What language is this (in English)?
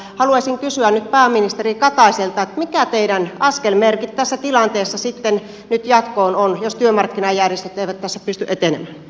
Finnish